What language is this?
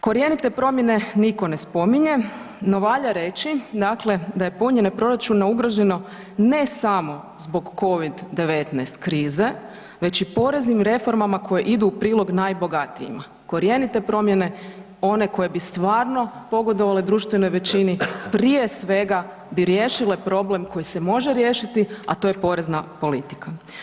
Croatian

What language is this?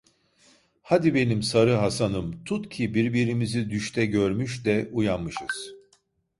Turkish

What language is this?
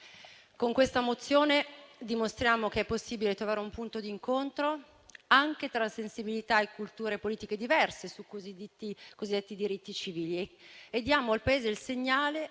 Italian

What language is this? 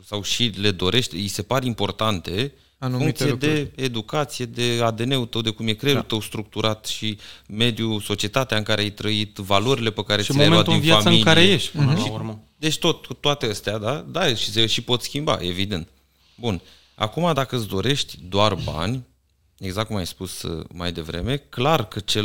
Romanian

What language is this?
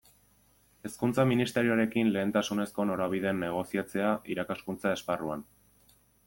Basque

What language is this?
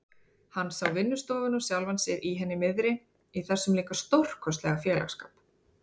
Icelandic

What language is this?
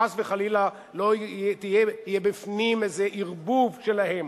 Hebrew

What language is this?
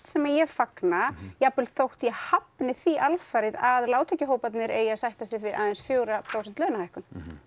Icelandic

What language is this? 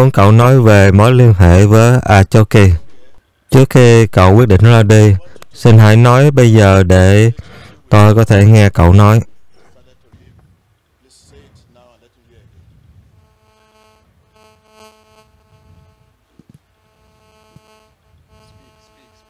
Vietnamese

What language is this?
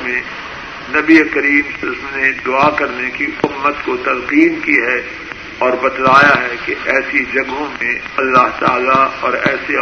Urdu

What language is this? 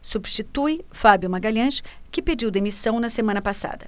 Portuguese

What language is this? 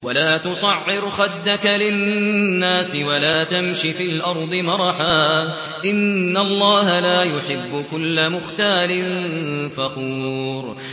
Arabic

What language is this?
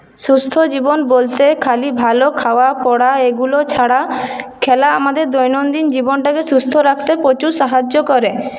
Bangla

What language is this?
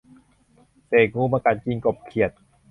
Thai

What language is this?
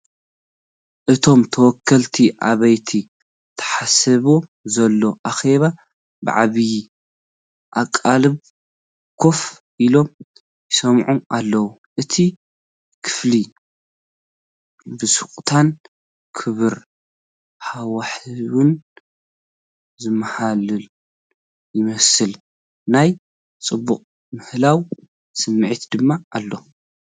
Tigrinya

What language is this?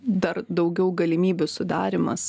Lithuanian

